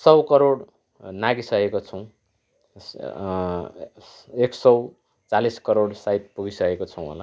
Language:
Nepali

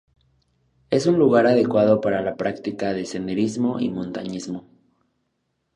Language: Spanish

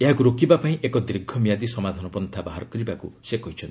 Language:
Odia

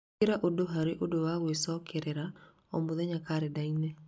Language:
Kikuyu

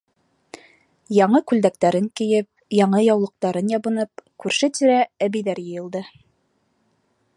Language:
Bashkir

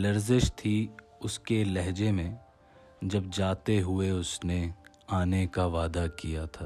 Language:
Urdu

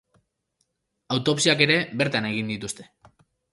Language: Basque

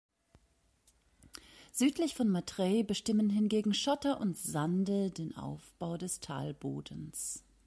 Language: German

